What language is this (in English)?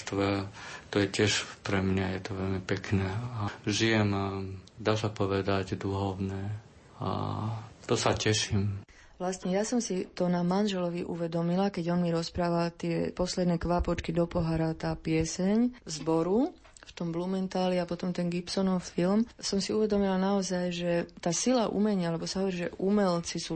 Slovak